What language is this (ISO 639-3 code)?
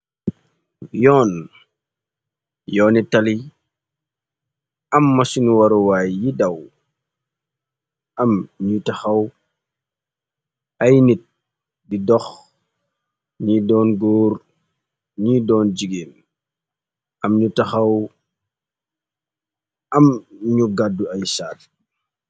wol